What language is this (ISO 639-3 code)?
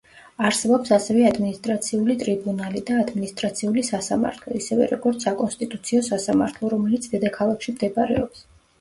kat